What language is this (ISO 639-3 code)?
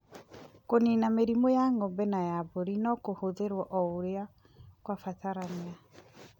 kik